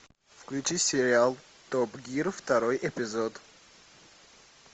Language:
Russian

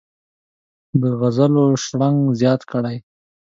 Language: Pashto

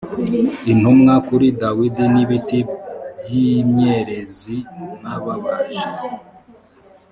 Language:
Kinyarwanda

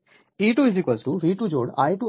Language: Hindi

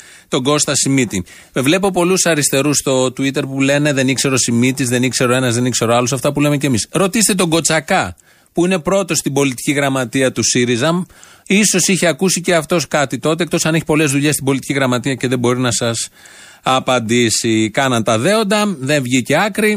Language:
Greek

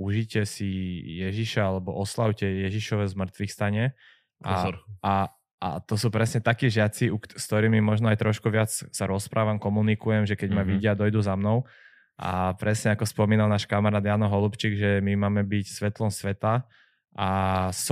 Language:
Slovak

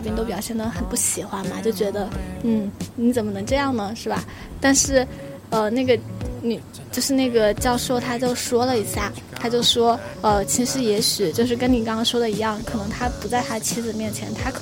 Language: Chinese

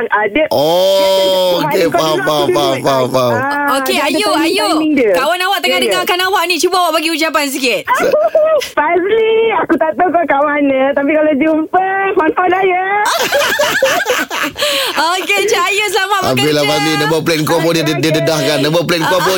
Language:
Malay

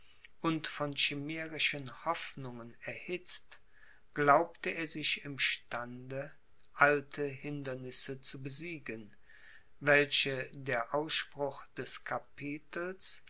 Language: German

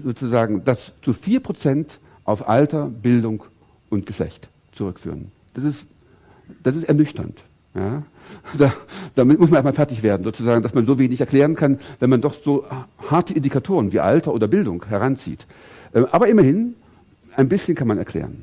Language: German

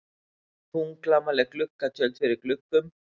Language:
Icelandic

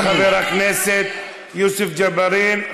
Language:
Hebrew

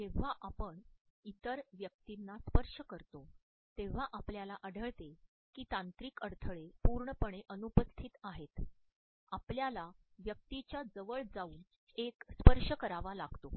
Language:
Marathi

